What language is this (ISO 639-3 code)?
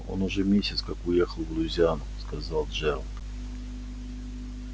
rus